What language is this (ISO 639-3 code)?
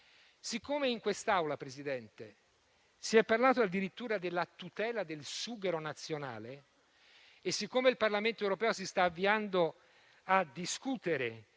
ita